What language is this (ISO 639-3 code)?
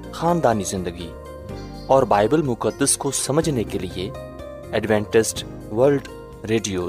urd